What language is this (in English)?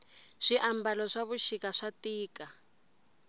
Tsonga